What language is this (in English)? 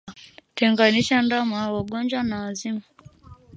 Swahili